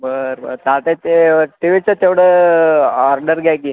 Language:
Marathi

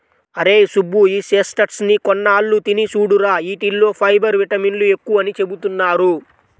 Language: Telugu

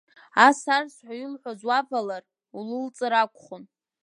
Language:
Abkhazian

